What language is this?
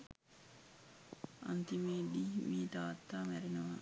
Sinhala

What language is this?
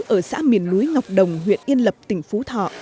Vietnamese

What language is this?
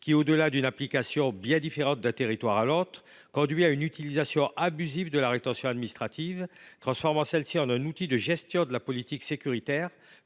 French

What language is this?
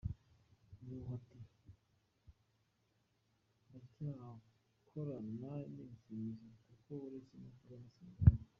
Kinyarwanda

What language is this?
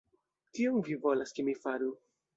Esperanto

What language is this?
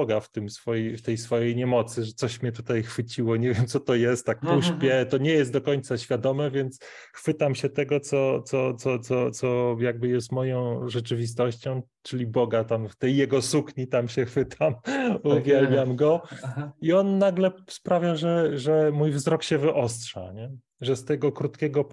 Polish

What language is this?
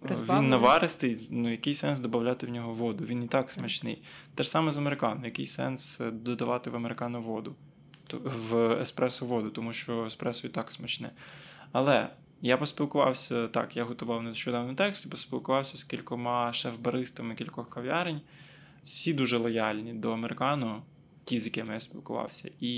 Ukrainian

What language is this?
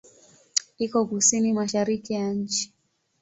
Swahili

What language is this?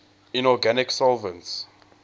English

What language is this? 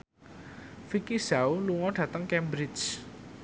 Javanese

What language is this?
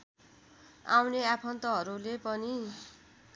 Nepali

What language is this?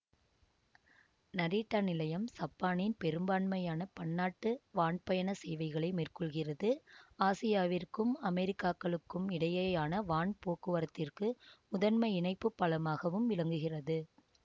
Tamil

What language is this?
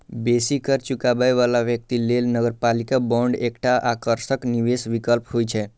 Maithili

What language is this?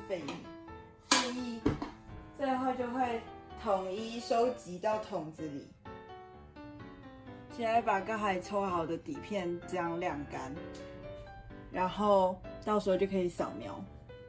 Chinese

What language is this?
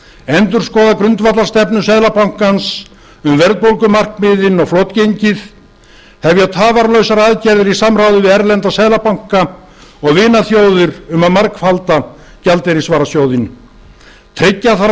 Icelandic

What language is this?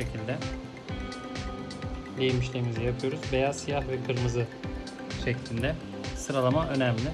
Turkish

